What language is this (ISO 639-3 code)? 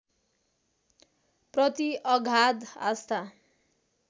nep